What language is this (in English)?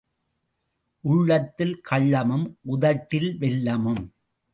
Tamil